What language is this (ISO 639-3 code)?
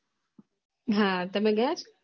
guj